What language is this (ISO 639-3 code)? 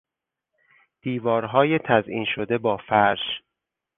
fas